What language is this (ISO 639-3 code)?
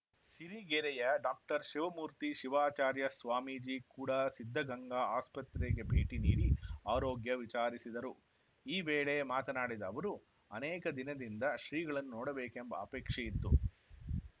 kan